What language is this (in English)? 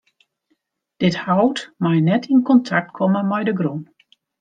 Western Frisian